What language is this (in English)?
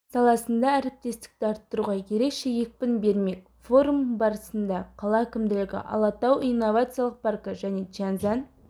Kazakh